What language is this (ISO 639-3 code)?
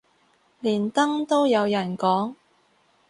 yue